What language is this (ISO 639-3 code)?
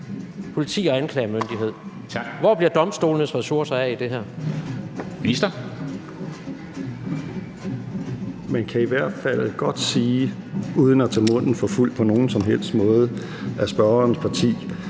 dan